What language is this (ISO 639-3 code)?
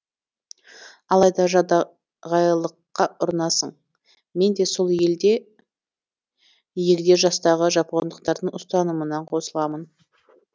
kaz